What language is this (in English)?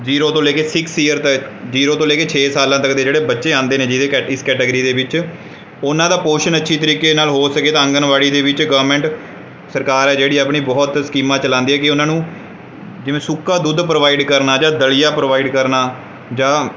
Punjabi